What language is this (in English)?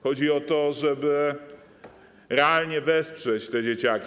Polish